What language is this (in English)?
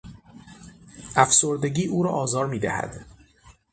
Persian